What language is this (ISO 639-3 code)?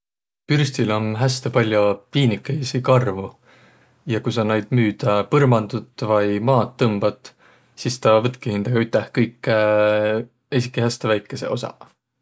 vro